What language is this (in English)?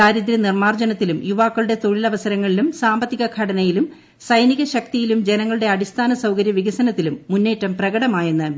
Malayalam